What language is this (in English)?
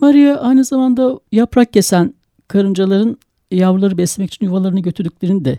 Turkish